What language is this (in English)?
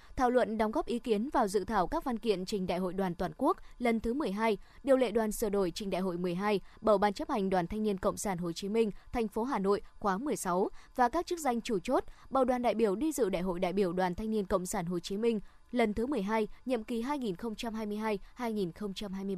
Vietnamese